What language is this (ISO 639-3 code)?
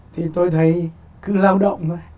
vie